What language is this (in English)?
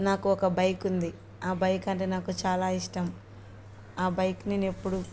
Telugu